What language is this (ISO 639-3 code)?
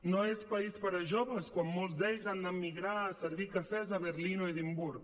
cat